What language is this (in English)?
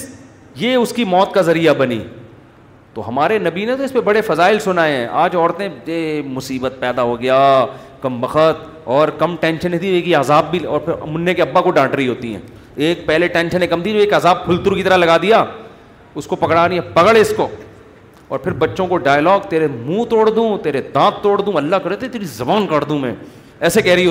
Urdu